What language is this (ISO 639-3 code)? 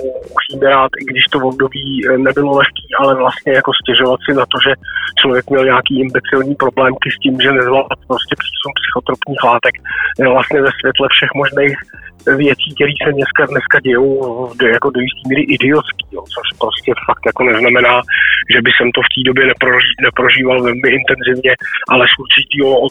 ces